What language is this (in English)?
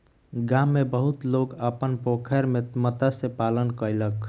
Maithili